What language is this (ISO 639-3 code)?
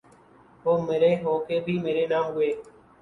urd